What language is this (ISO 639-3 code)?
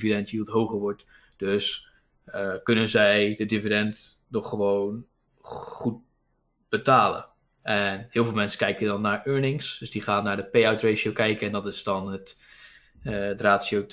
nld